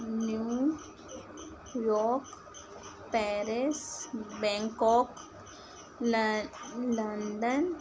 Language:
Sindhi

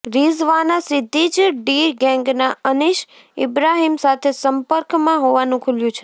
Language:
Gujarati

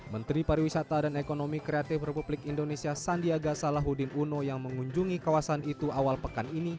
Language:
Indonesian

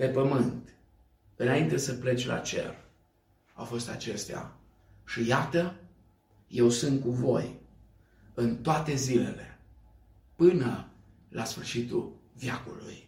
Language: Romanian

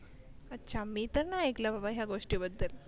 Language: Marathi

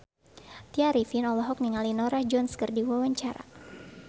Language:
Sundanese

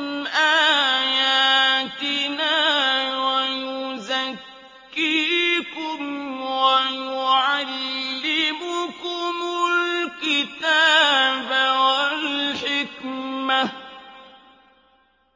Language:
Arabic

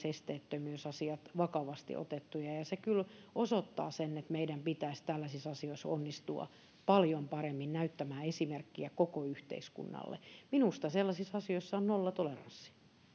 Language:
Finnish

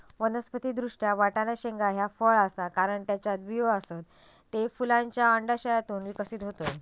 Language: Marathi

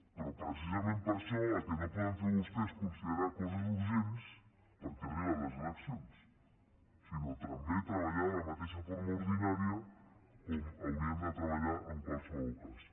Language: Catalan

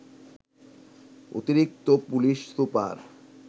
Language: Bangla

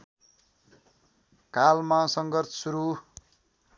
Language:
Nepali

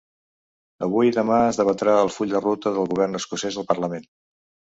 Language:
Catalan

